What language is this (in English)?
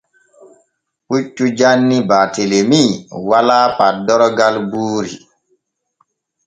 Borgu Fulfulde